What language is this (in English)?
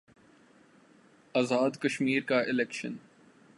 Urdu